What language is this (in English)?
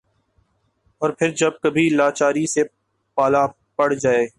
Urdu